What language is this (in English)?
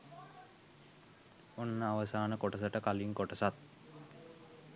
Sinhala